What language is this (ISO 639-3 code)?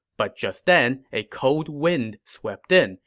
eng